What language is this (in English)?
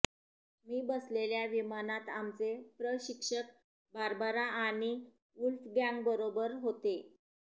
Marathi